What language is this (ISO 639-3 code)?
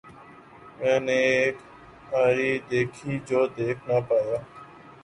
urd